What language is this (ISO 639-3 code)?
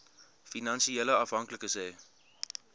afr